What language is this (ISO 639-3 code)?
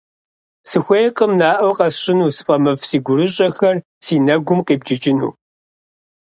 kbd